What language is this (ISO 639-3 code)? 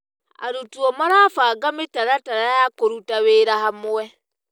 kik